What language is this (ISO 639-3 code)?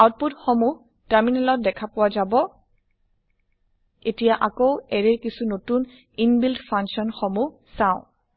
asm